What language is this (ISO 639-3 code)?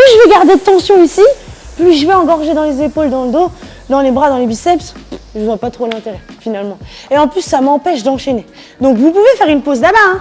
fra